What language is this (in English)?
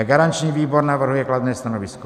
Czech